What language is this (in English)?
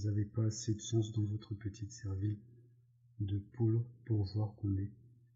French